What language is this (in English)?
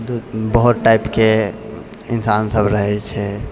Maithili